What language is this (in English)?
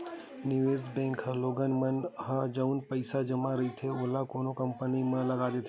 Chhattisgarhi